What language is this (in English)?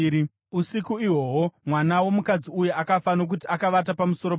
Shona